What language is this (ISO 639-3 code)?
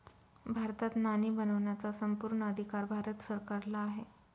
mar